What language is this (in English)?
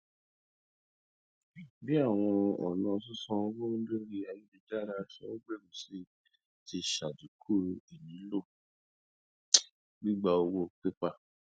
Yoruba